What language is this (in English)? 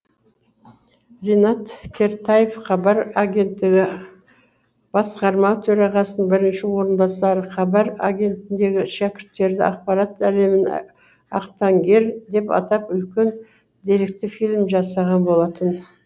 Kazakh